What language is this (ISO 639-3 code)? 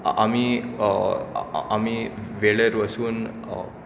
kok